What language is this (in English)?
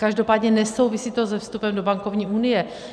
Czech